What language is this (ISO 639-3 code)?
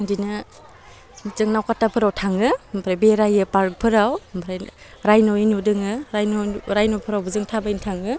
brx